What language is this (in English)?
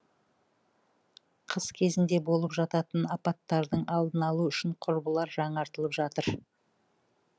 Kazakh